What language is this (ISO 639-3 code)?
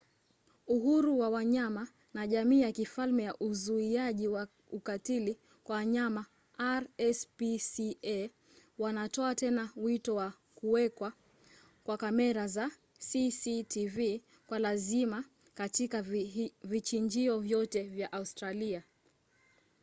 swa